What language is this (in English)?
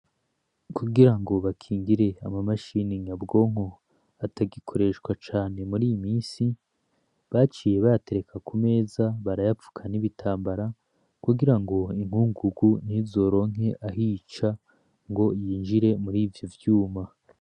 Rundi